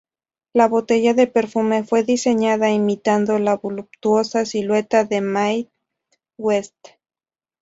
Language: Spanish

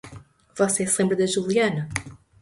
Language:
Portuguese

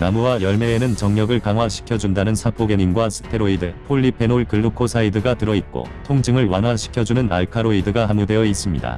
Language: Korean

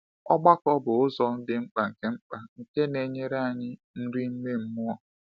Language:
Igbo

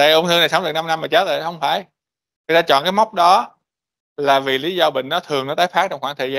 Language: Vietnamese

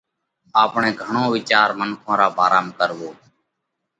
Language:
Parkari Koli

